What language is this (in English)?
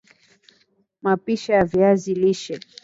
Swahili